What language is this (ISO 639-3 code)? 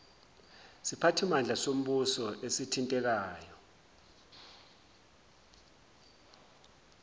zul